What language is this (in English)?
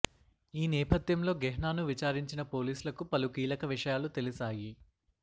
Telugu